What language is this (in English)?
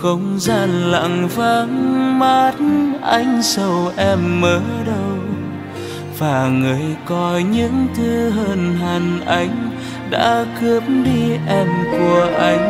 Vietnamese